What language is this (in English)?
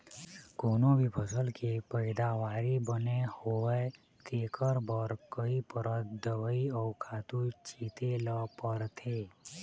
Chhattisgarhi